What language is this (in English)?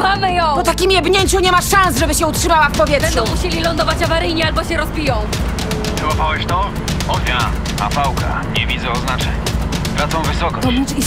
Polish